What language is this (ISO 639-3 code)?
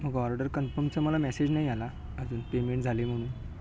mar